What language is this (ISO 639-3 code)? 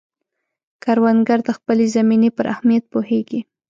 pus